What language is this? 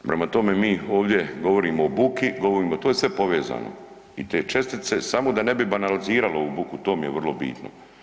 Croatian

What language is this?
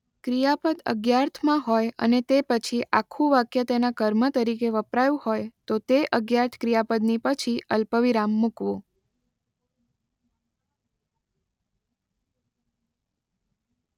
Gujarati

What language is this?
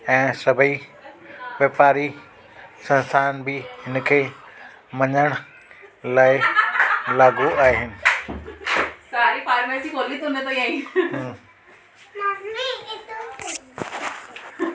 Sindhi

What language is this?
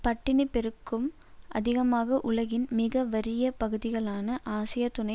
Tamil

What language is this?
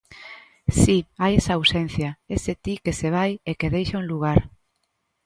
Galician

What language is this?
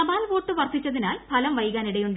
Malayalam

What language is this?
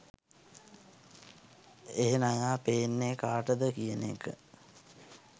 Sinhala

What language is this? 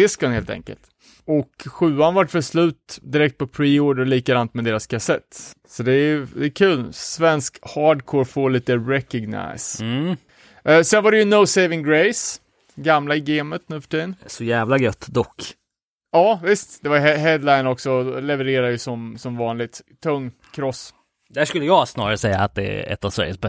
Swedish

